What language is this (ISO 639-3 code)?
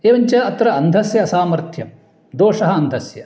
san